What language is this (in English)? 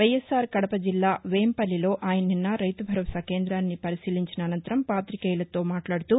Telugu